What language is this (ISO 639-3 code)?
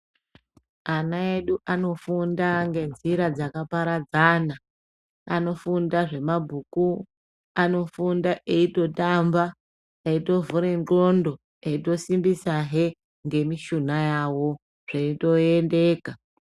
ndc